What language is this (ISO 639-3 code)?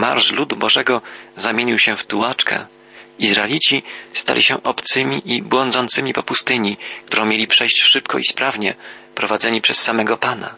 pol